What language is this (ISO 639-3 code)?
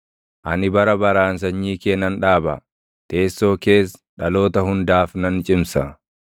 orm